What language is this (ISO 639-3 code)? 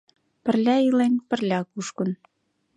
chm